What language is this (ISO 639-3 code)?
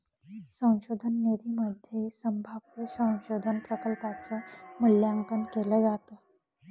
mar